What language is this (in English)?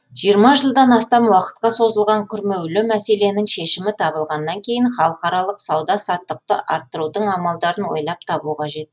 Kazakh